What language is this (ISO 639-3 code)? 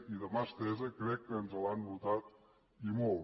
cat